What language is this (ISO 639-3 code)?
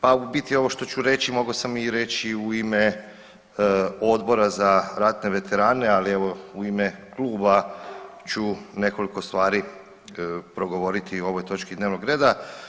hrv